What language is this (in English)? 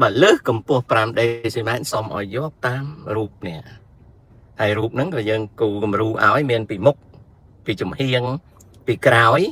Thai